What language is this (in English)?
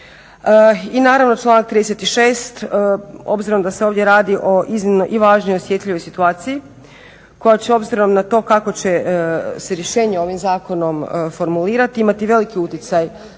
Croatian